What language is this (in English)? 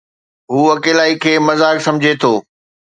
Sindhi